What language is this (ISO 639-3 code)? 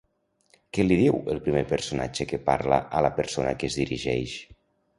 cat